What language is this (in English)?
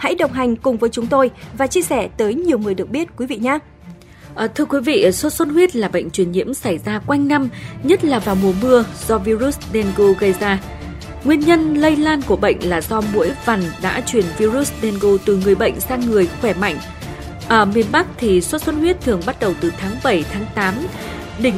Vietnamese